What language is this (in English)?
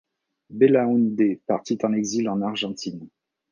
French